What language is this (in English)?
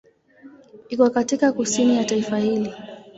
Swahili